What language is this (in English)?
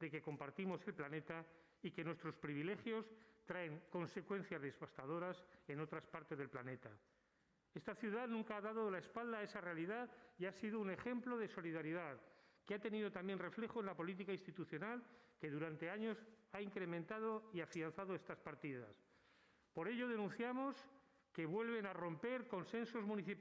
Spanish